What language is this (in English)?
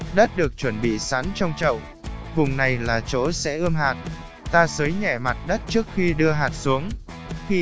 Vietnamese